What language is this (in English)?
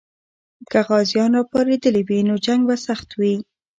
Pashto